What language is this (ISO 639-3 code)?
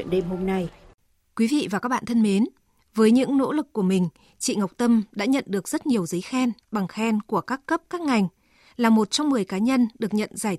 vie